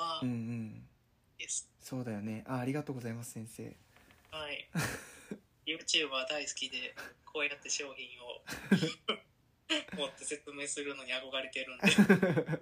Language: Japanese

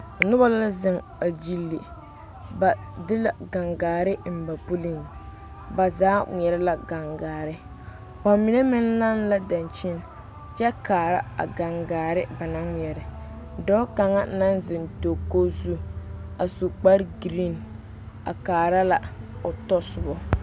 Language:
Southern Dagaare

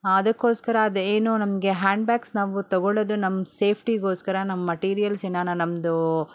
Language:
Kannada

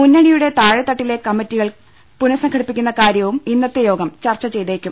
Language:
Malayalam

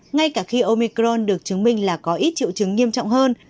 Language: Vietnamese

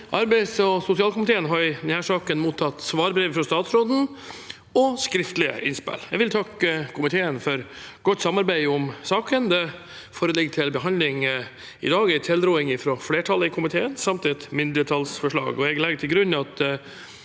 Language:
Norwegian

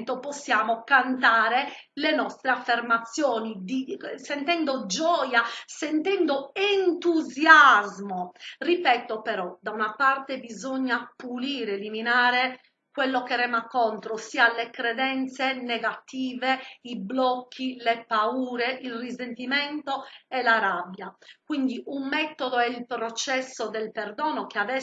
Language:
Italian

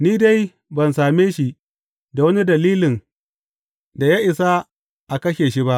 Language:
Hausa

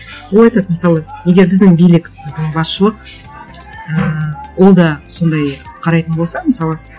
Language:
Kazakh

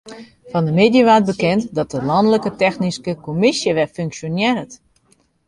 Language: Western Frisian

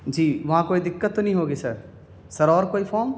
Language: Urdu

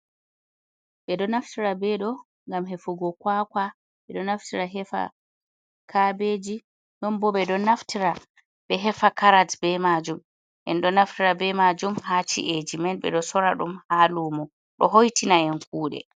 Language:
Fula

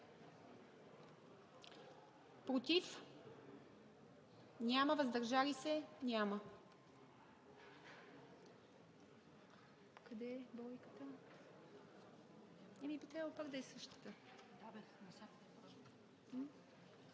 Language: Bulgarian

